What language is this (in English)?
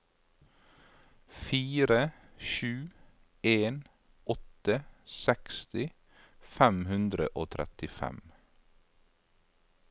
Norwegian